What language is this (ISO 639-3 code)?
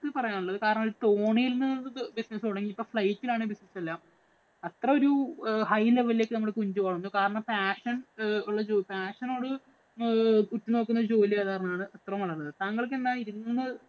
mal